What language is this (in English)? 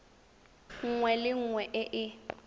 Tswana